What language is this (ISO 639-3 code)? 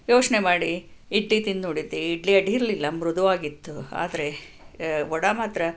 kan